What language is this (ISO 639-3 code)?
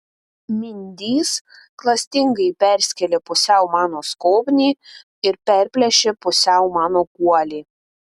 lit